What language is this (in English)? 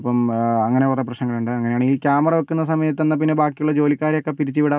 Malayalam